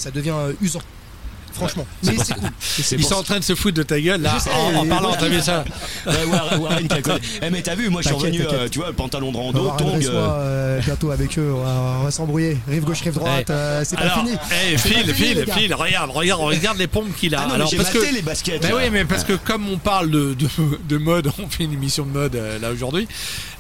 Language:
French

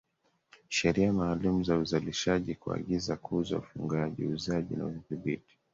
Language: Swahili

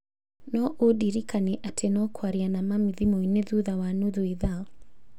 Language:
Kikuyu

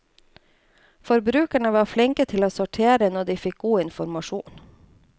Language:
Norwegian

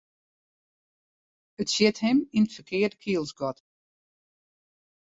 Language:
Western Frisian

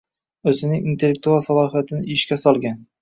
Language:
Uzbek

